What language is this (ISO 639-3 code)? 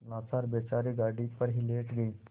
hin